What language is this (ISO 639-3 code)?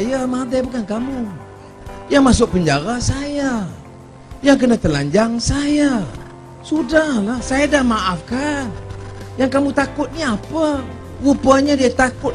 msa